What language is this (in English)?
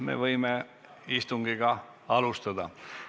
Estonian